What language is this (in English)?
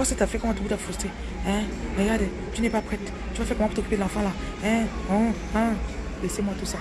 French